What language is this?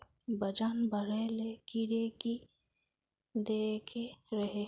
Magahi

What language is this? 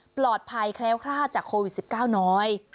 Thai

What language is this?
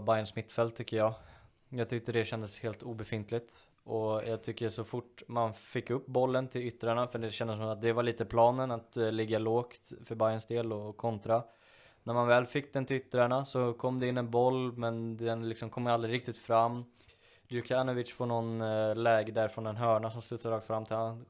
Swedish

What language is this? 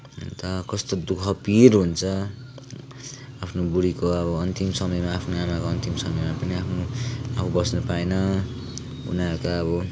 Nepali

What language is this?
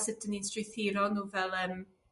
Welsh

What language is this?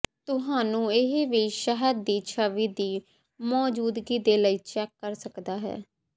Punjabi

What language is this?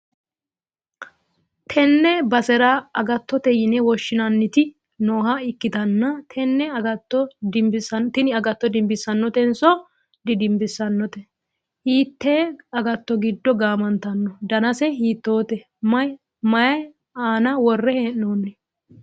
Sidamo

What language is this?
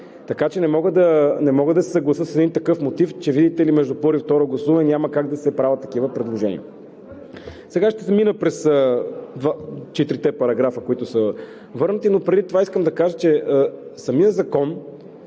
Bulgarian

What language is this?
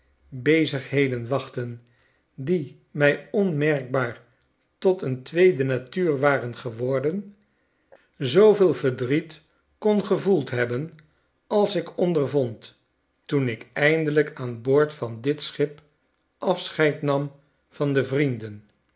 Dutch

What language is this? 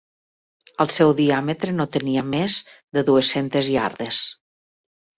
Catalan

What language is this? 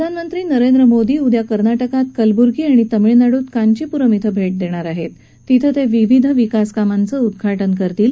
Marathi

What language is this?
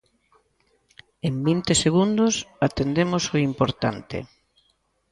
Galician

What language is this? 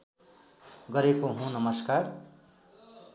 Nepali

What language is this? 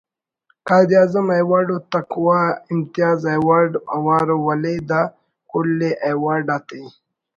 Brahui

